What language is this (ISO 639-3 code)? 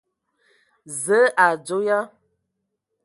ewo